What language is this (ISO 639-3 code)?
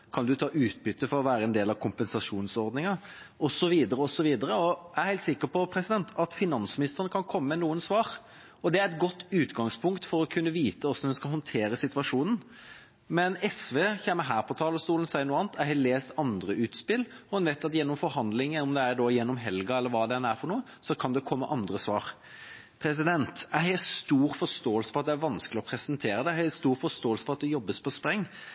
nob